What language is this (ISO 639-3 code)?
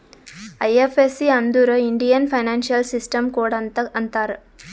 kan